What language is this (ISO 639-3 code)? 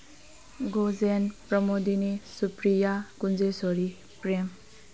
mni